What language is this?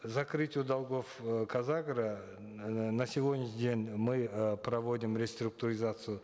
Kazakh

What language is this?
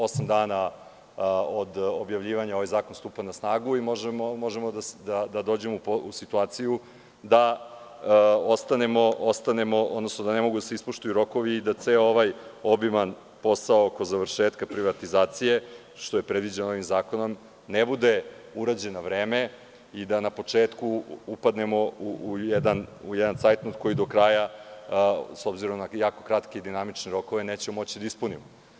Serbian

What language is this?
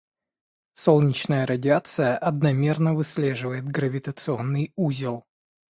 Russian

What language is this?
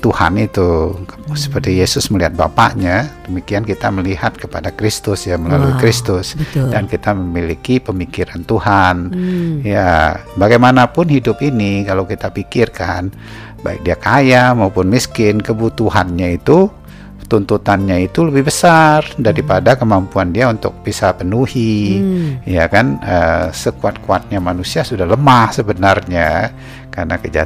Indonesian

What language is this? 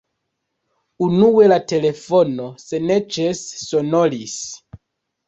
Esperanto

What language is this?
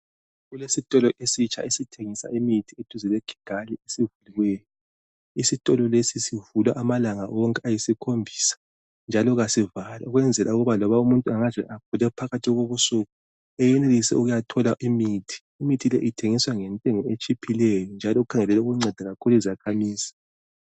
North Ndebele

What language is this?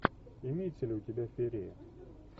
Russian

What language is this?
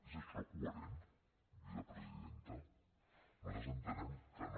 Catalan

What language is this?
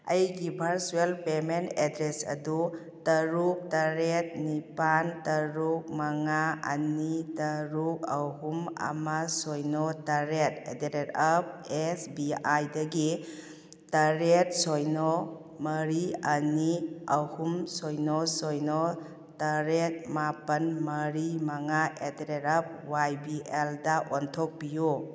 Manipuri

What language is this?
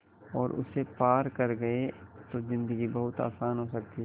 Hindi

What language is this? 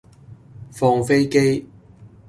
Cantonese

